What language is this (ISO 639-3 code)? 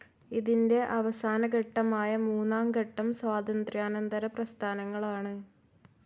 mal